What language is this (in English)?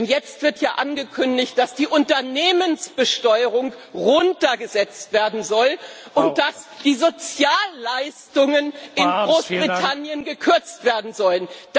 German